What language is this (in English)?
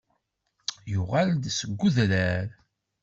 Kabyle